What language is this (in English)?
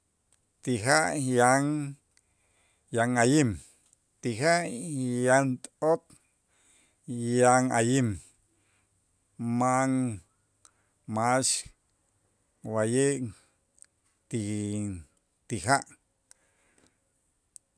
Itzá